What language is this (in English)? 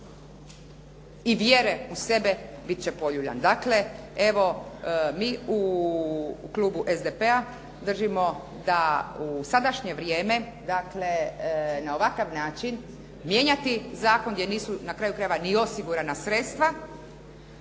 Croatian